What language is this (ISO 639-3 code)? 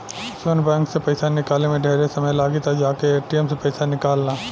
bho